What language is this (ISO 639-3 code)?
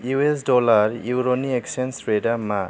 brx